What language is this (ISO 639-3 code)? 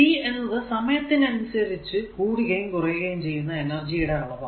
mal